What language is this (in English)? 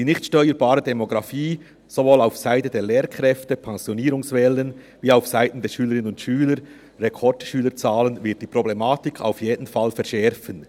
Swiss German